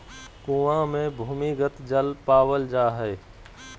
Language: Magahi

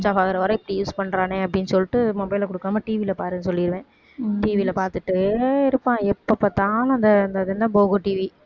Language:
Tamil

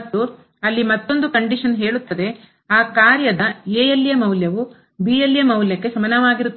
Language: Kannada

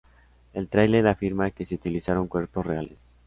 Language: Spanish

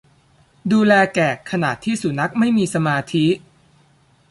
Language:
Thai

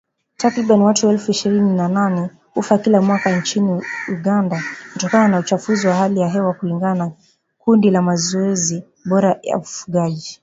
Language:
Swahili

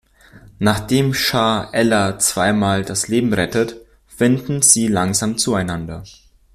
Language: German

